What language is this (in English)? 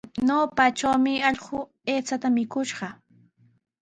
Sihuas Ancash Quechua